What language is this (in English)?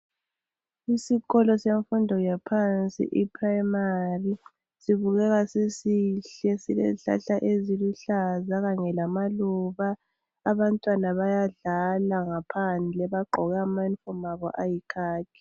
North Ndebele